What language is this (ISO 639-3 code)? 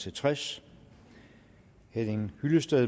dan